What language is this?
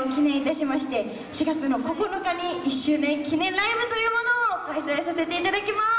Japanese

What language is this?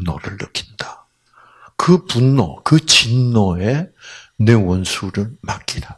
Korean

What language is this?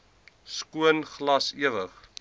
Afrikaans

